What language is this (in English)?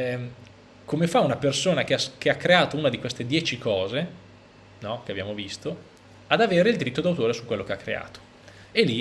Italian